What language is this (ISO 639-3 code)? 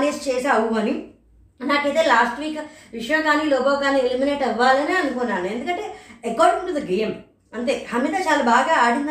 tel